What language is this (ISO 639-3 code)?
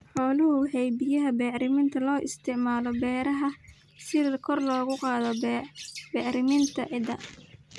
som